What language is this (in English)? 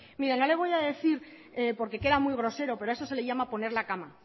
Spanish